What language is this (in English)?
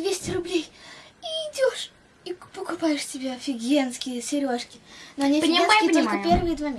Russian